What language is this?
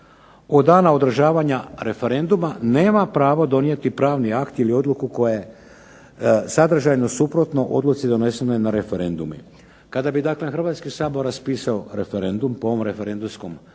Croatian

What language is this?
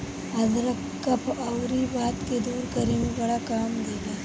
Bhojpuri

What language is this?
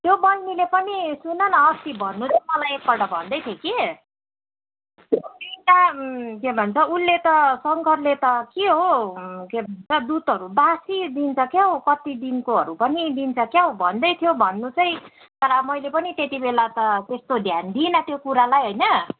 Nepali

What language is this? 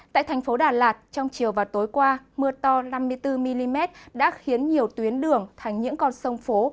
Vietnamese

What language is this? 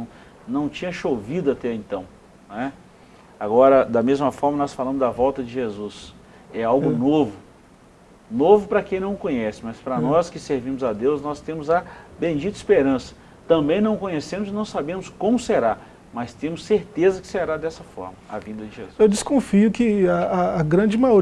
Portuguese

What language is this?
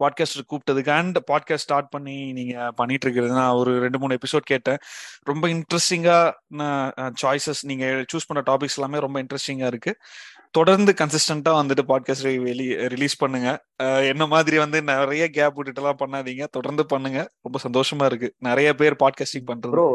Tamil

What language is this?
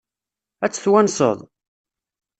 Kabyle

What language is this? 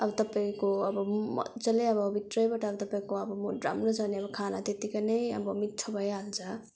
Nepali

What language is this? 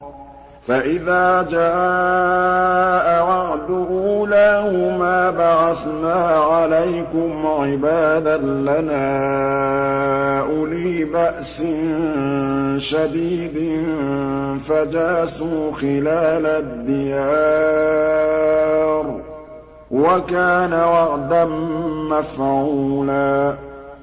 Arabic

